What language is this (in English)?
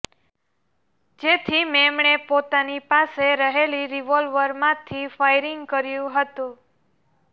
Gujarati